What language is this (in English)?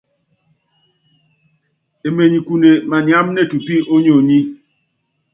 Yangben